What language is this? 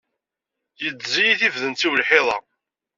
Kabyle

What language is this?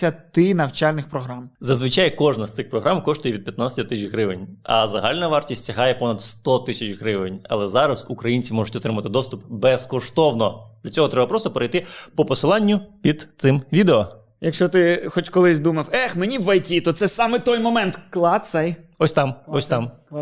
Ukrainian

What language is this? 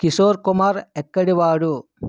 Telugu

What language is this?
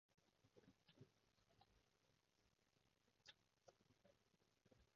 Cantonese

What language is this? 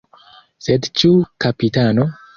Esperanto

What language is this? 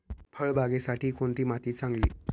Marathi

